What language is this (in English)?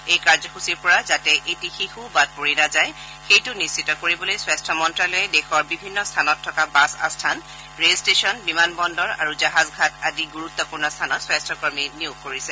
Assamese